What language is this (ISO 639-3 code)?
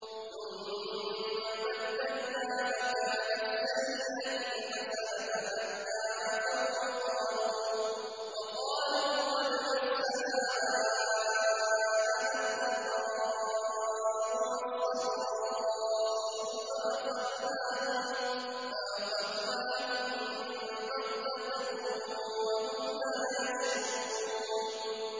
ara